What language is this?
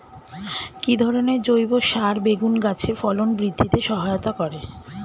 Bangla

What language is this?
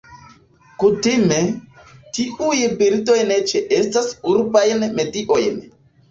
Esperanto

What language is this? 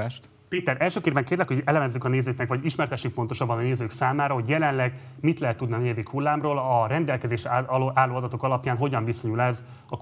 Hungarian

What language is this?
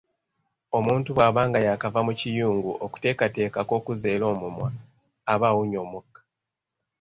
Ganda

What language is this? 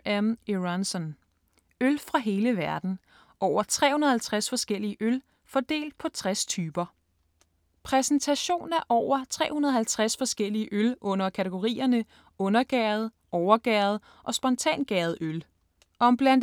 Danish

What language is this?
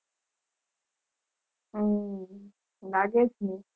Gujarati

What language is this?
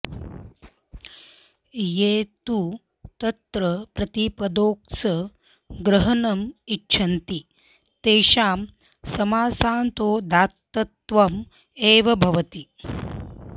Sanskrit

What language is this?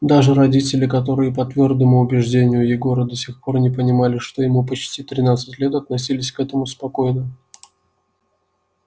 Russian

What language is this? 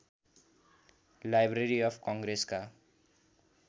Nepali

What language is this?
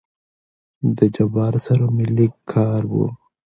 Pashto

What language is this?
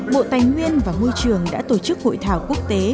Vietnamese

